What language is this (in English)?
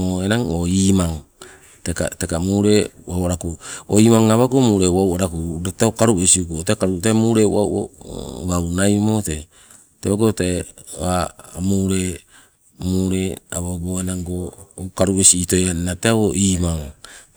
Sibe